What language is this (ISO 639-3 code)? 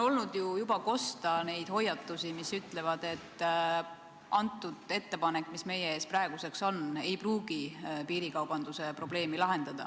est